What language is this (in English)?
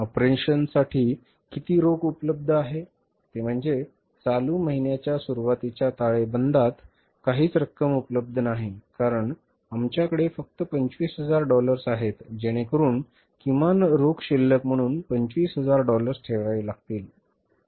Marathi